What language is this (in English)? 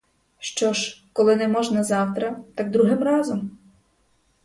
Ukrainian